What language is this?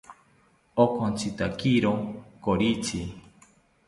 South Ucayali Ashéninka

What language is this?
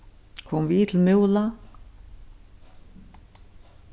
Faroese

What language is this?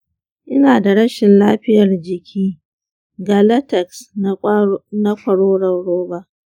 Hausa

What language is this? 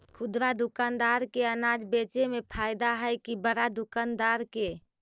Magahi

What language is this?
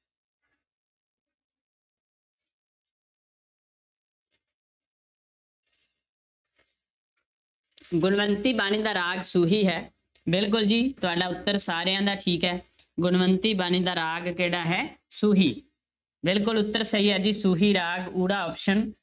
Punjabi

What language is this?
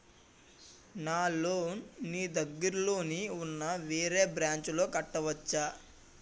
Telugu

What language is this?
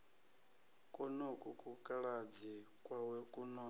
Venda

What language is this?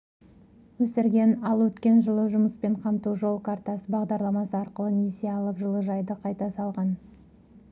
Kazakh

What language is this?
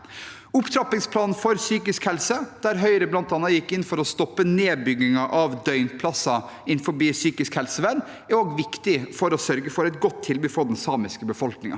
Norwegian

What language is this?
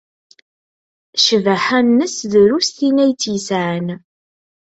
Kabyle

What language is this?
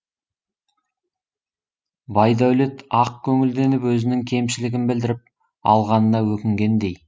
Kazakh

